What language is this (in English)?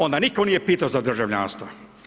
Croatian